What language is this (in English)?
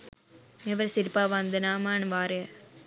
Sinhala